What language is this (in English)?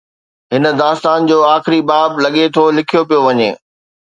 Sindhi